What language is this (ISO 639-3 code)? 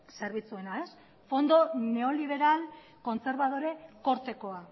eus